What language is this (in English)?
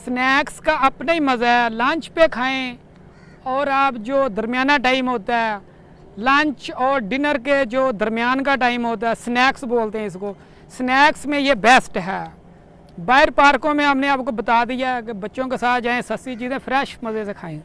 Urdu